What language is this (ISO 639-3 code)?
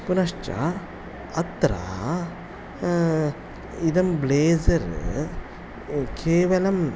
san